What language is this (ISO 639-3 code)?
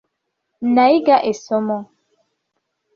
lug